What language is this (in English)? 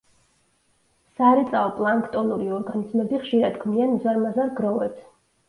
Georgian